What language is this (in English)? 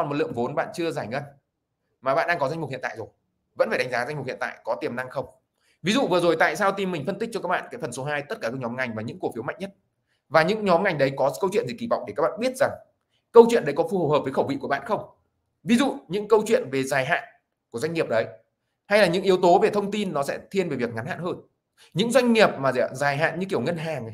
Vietnamese